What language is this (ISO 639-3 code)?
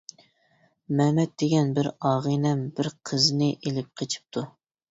uig